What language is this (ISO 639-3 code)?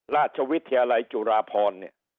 tha